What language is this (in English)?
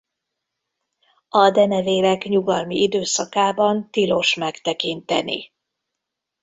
Hungarian